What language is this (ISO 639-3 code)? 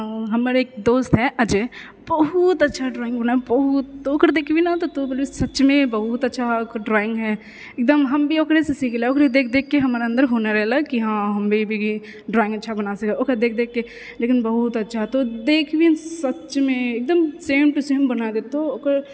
mai